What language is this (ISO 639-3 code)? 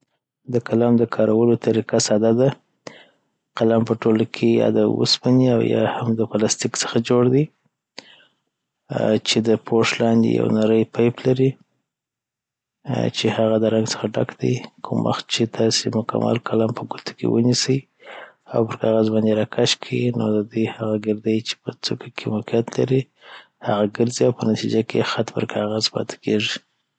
pbt